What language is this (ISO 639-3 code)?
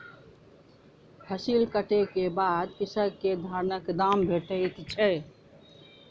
mai